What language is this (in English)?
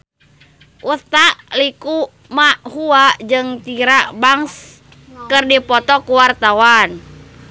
Sundanese